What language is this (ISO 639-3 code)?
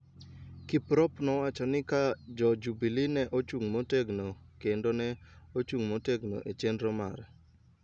luo